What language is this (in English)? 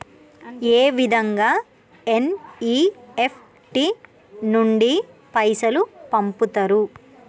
Telugu